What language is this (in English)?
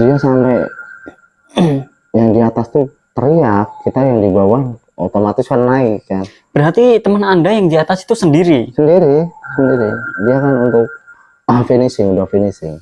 Indonesian